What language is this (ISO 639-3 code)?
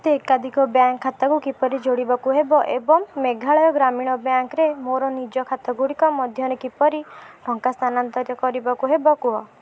ori